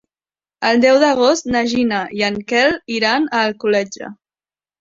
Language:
Catalan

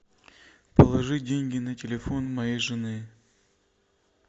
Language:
Russian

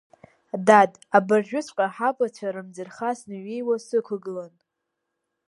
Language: Abkhazian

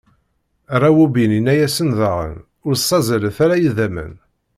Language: Kabyle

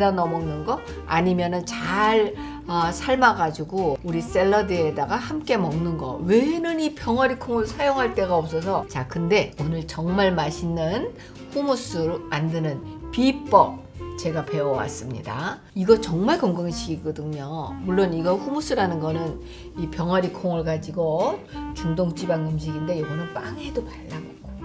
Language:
Korean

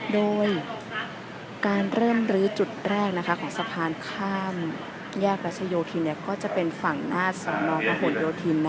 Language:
Thai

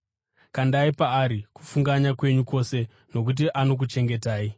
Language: Shona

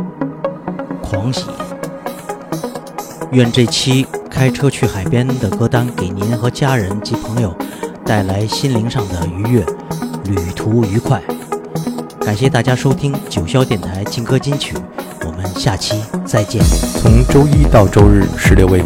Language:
Chinese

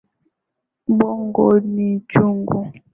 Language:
Swahili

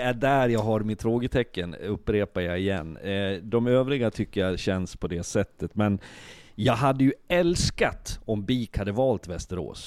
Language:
Swedish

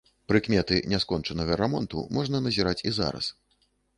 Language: Belarusian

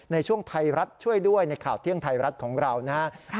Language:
Thai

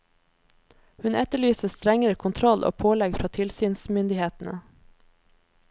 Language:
Norwegian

